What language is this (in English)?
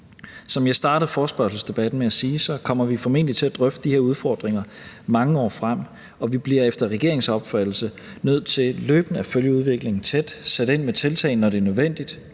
Danish